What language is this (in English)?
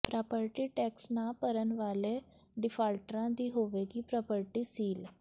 Punjabi